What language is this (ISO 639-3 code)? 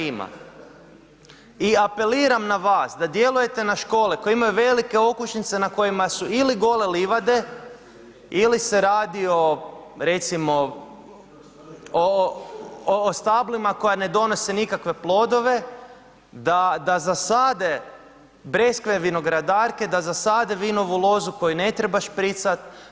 hrv